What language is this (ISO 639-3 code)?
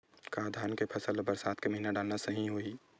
hne